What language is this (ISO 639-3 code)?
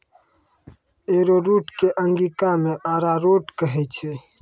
mai